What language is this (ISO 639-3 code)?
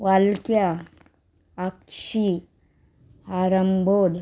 kok